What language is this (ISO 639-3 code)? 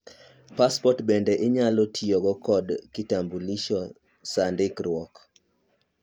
luo